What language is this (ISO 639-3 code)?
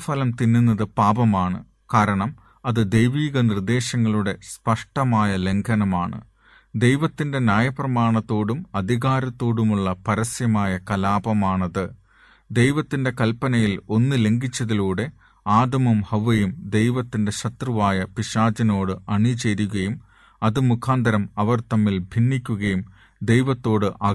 mal